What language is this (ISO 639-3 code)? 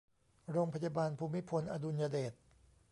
tha